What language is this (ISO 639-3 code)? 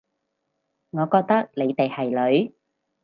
yue